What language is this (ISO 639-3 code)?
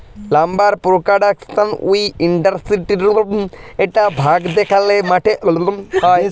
ben